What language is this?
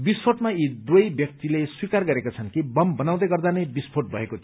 Nepali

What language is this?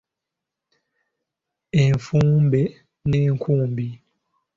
Ganda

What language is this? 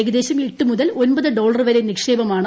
Malayalam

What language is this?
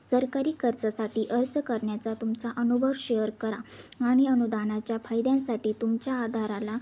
Marathi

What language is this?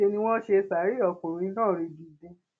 Yoruba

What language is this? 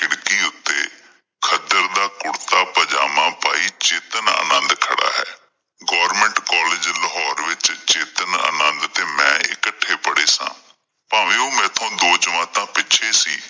Punjabi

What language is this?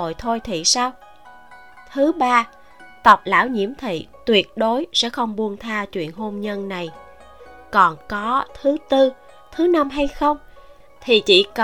Vietnamese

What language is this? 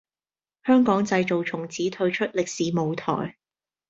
Cantonese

